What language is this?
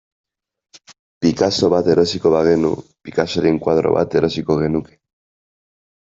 Basque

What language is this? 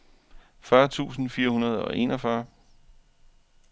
Danish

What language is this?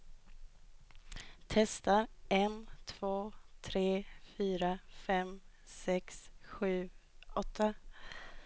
Swedish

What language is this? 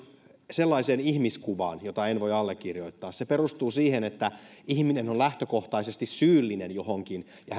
Finnish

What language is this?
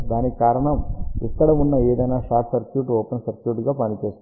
Telugu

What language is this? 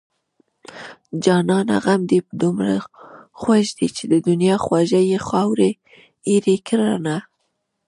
Pashto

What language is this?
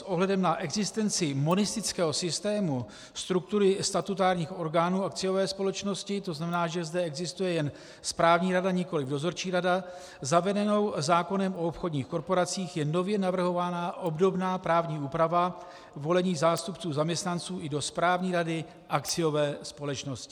Czech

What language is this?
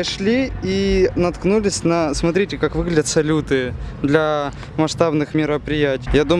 Russian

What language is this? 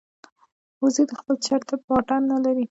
Pashto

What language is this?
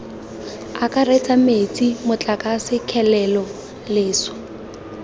Tswana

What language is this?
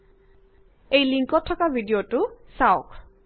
Assamese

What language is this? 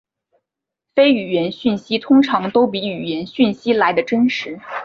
Chinese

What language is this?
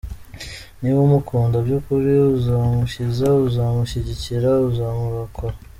Kinyarwanda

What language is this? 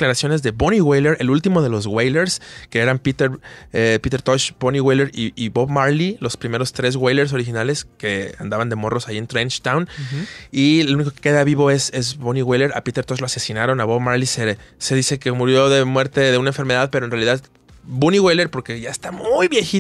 Spanish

